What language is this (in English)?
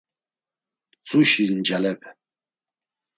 Laz